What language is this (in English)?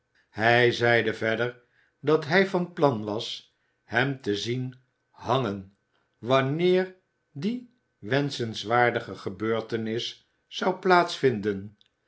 Dutch